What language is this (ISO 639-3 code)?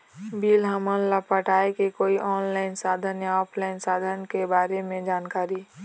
hne